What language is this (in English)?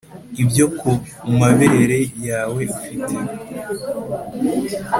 Kinyarwanda